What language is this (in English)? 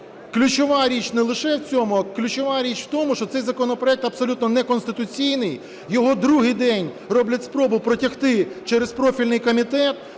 Ukrainian